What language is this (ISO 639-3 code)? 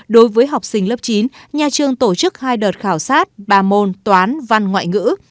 vie